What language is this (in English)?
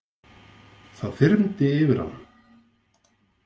Icelandic